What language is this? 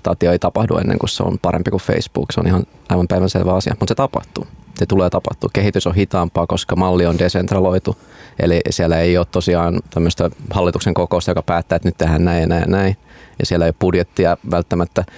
Finnish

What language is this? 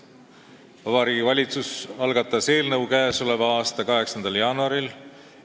Estonian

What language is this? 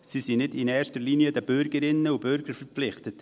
Swiss German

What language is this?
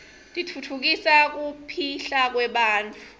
Swati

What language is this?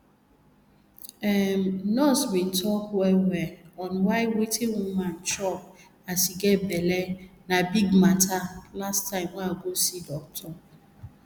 Nigerian Pidgin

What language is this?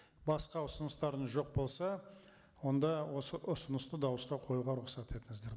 Kazakh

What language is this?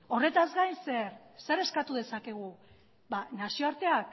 Basque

